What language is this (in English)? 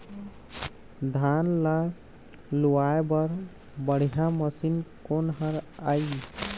Chhattisgarhi